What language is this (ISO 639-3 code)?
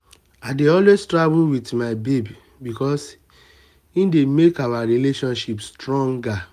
pcm